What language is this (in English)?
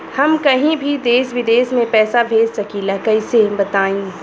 Bhojpuri